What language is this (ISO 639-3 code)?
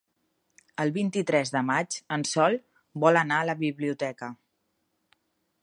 cat